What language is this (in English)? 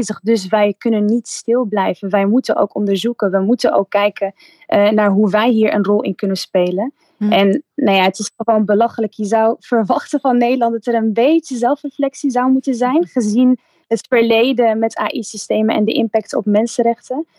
Dutch